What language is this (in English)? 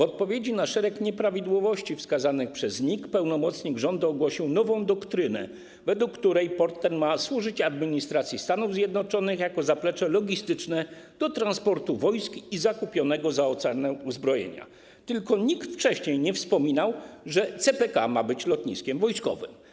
Polish